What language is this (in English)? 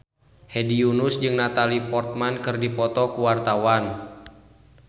Sundanese